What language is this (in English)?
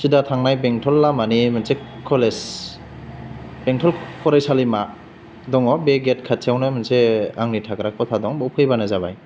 Bodo